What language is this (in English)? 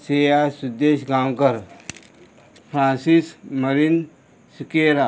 Konkani